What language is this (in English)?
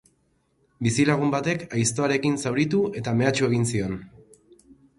Basque